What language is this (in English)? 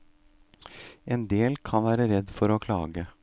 Norwegian